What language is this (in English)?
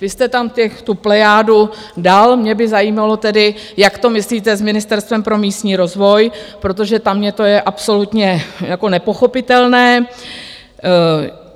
Czech